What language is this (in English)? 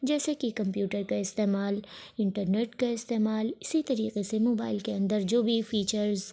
Urdu